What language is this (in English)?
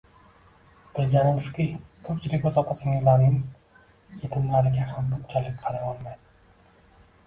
Uzbek